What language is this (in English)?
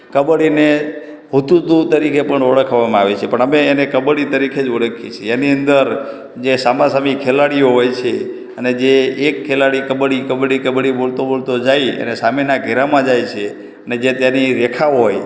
Gujarati